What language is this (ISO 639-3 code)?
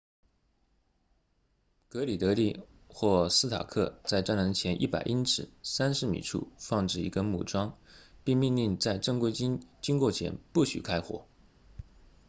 zho